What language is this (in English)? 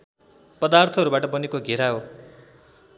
Nepali